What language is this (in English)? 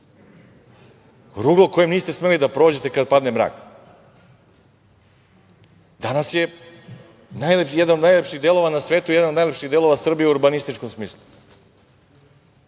Serbian